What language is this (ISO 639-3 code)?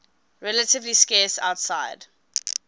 eng